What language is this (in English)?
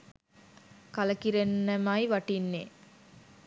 Sinhala